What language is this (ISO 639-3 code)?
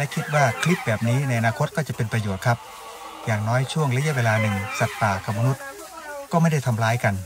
tha